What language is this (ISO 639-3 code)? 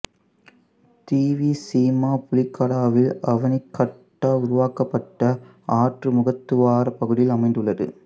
tam